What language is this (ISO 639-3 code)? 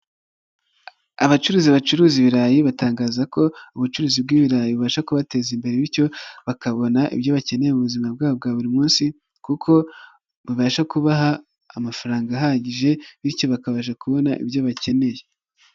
kin